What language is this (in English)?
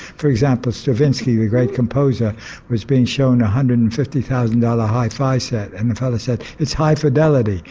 English